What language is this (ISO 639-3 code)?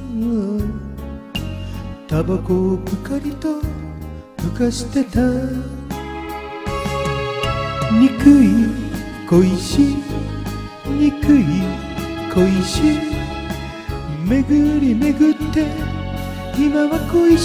jpn